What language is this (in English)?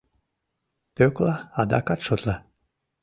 Mari